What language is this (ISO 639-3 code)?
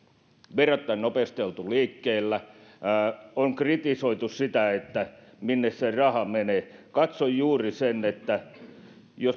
fin